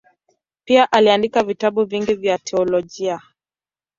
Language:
Swahili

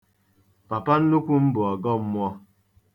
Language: Igbo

